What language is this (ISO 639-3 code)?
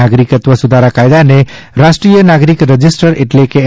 guj